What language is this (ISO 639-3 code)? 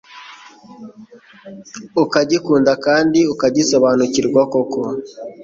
kin